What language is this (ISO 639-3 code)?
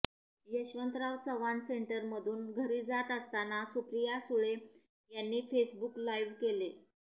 mar